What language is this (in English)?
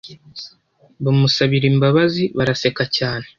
Kinyarwanda